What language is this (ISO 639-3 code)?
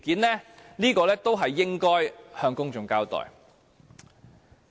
yue